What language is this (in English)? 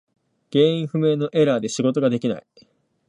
Japanese